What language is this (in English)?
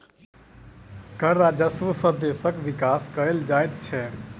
Maithili